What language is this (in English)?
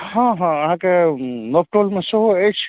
Maithili